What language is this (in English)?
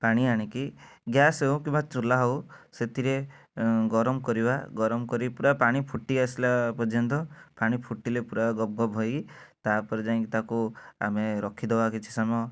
Odia